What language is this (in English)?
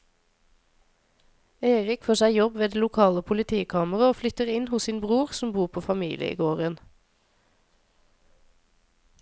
Norwegian